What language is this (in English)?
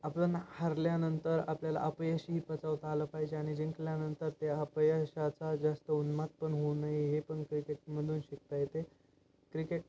Marathi